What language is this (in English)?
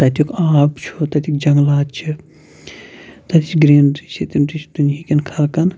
Kashmiri